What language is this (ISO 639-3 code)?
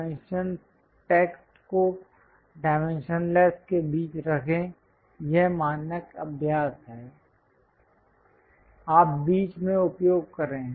hin